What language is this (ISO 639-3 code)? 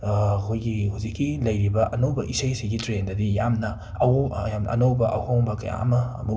mni